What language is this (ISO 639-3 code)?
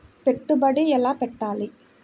tel